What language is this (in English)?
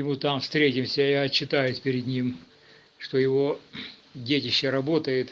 Russian